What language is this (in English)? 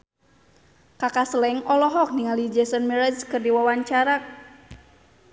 Sundanese